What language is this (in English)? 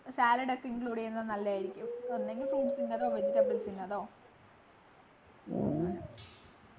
Malayalam